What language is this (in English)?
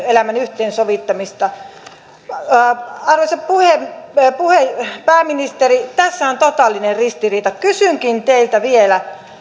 Finnish